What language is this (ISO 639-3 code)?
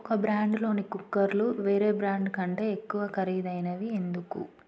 tel